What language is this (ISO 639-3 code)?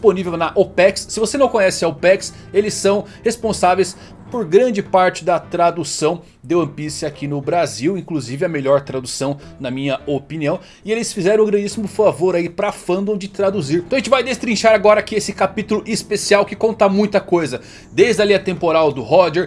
por